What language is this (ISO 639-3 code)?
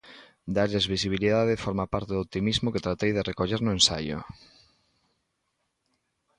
glg